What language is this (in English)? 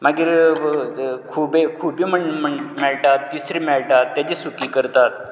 Konkani